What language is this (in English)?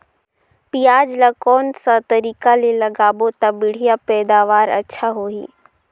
Chhattisgarhi